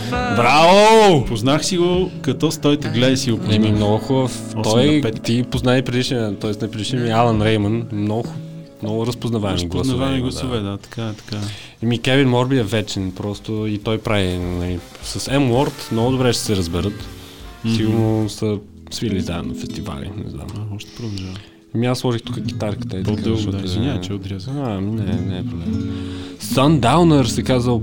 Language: Bulgarian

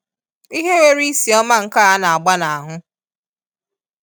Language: Igbo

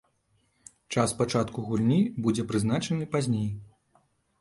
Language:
Belarusian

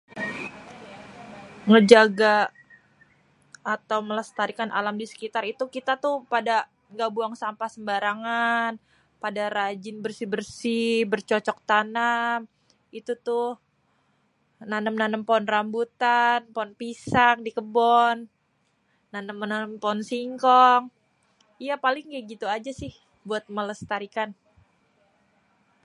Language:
Betawi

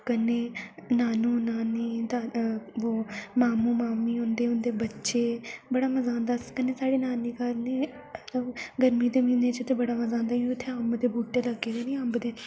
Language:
Dogri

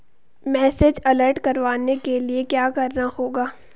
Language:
Hindi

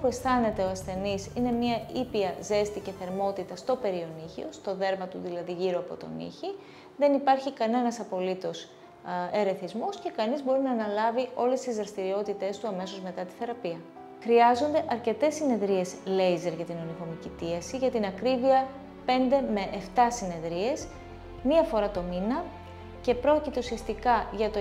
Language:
Greek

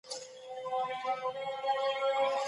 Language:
Pashto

